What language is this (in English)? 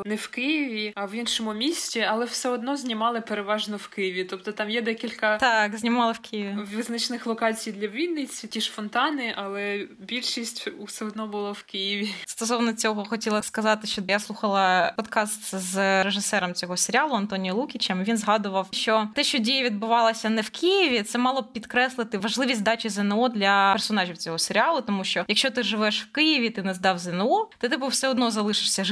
Ukrainian